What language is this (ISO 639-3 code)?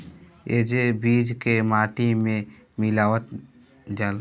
bho